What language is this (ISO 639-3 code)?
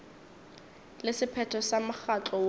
nso